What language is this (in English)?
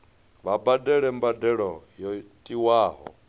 Venda